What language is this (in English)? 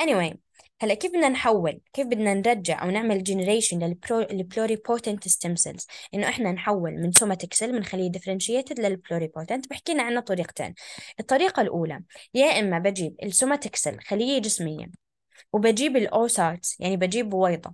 Arabic